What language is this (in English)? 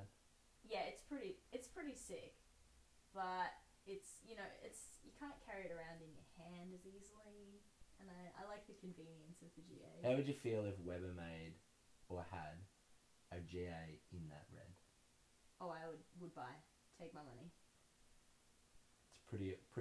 English